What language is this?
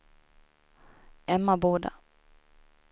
Swedish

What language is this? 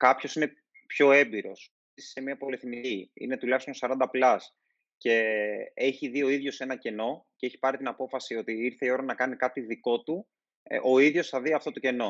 Greek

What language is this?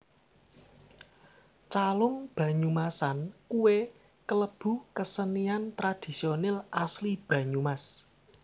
Javanese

